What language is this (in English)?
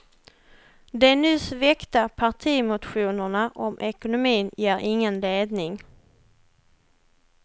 Swedish